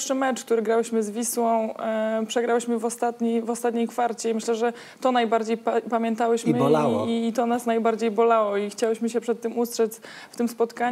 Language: Polish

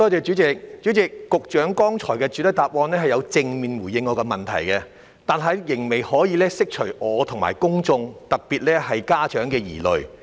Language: Cantonese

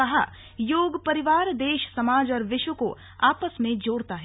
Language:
Hindi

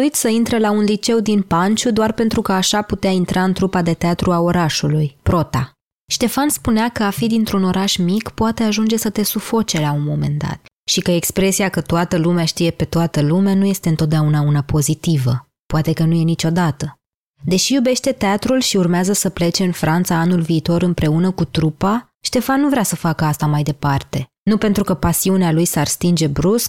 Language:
Romanian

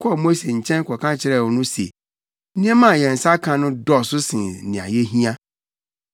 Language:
Akan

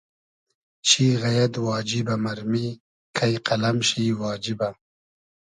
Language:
Hazaragi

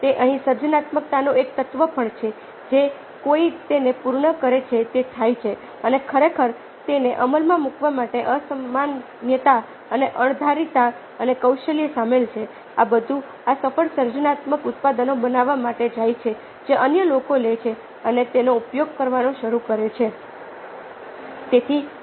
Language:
Gujarati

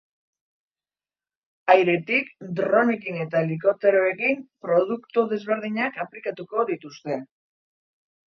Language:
Basque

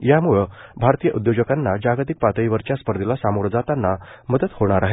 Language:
Marathi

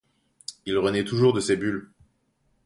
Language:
French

